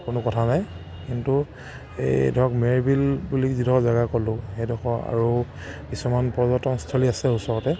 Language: Assamese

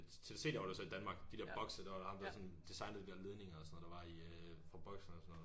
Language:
Danish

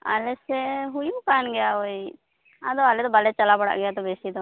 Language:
Santali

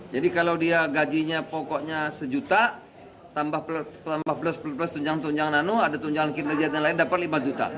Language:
Indonesian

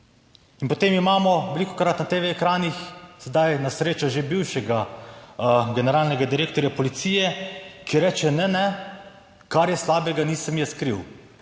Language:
Slovenian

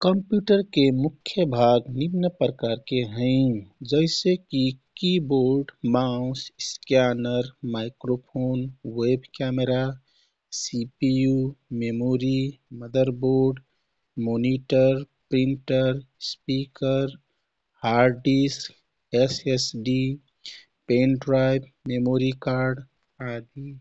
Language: Kathoriya Tharu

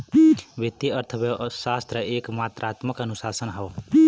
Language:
Bhojpuri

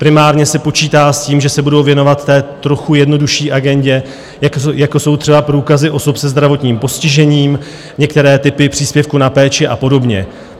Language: Czech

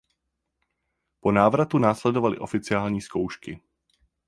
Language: Czech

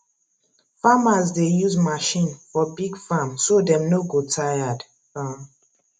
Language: Nigerian Pidgin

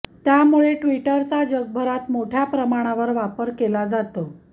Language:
Marathi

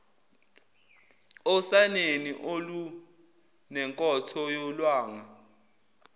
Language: Zulu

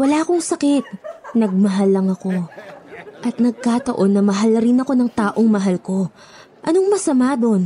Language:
Filipino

